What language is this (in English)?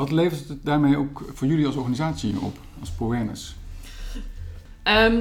Dutch